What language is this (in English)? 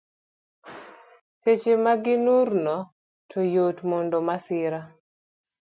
Luo (Kenya and Tanzania)